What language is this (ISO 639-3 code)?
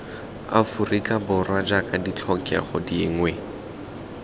tsn